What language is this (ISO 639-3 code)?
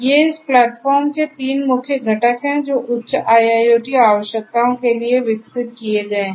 hin